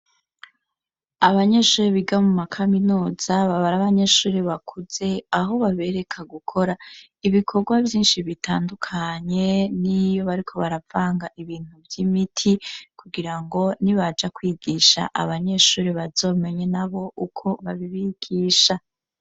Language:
Rundi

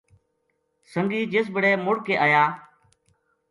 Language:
Gujari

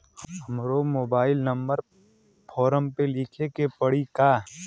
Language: Bhojpuri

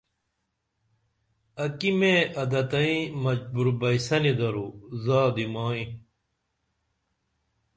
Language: Dameli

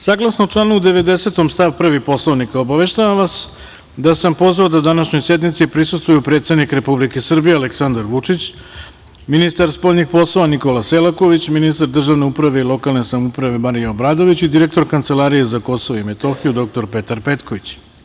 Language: Serbian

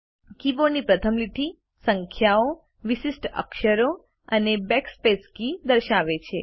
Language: Gujarati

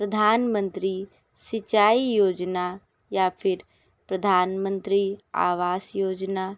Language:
Hindi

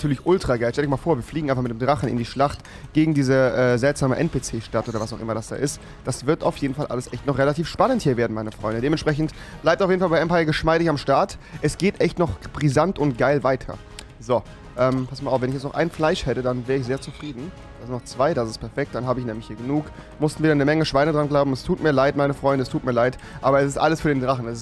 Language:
German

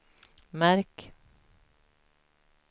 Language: Swedish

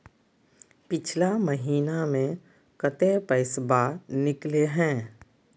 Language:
Magahi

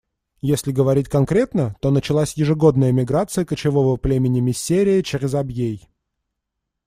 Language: Russian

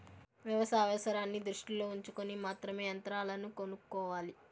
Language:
Telugu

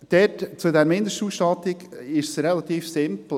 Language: Swiss German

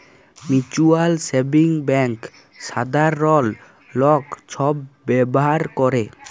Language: Bangla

